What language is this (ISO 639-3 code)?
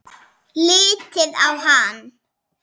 isl